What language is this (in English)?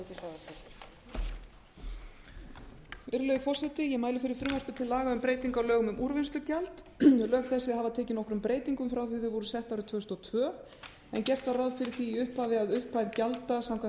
Icelandic